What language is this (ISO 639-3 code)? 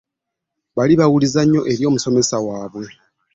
lug